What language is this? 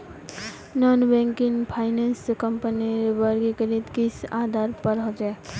Magahi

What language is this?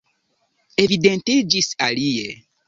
Esperanto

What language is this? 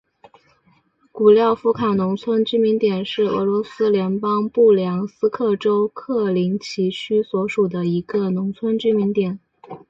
Chinese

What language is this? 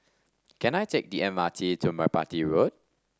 English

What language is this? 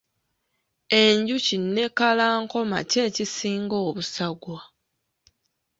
Ganda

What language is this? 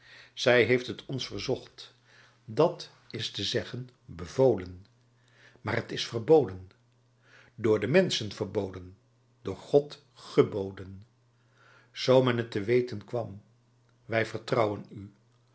Dutch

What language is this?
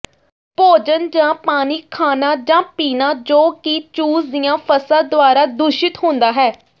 Punjabi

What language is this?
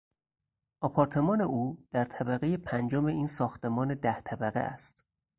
Persian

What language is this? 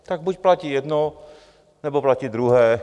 Czech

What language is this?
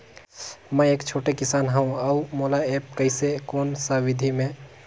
Chhattisgarhi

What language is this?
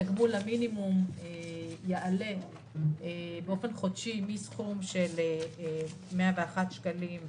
Hebrew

